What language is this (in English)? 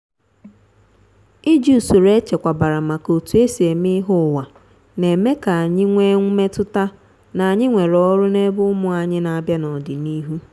Igbo